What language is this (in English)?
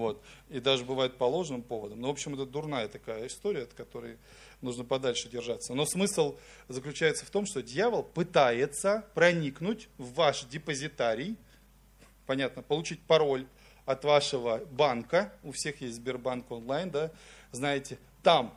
Russian